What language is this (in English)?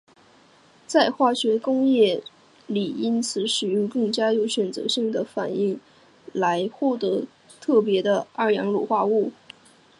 Chinese